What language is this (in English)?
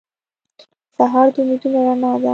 Pashto